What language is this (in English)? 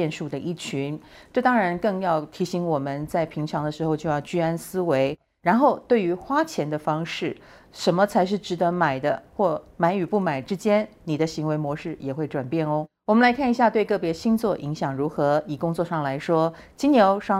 Chinese